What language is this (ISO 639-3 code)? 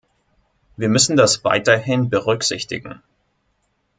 deu